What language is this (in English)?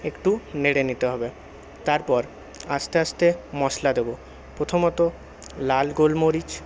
Bangla